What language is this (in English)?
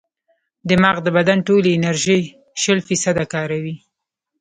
Pashto